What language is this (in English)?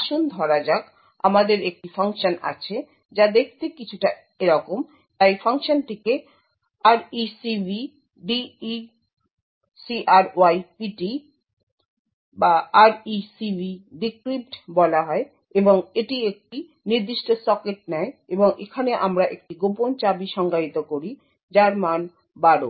Bangla